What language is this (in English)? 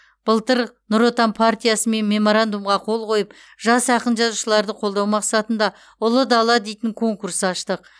Kazakh